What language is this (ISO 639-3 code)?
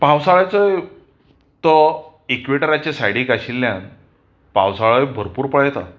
kok